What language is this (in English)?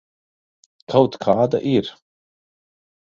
Latvian